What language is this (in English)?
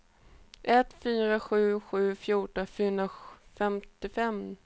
Swedish